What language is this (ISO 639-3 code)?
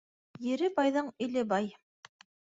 bak